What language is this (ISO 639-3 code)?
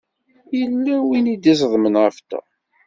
kab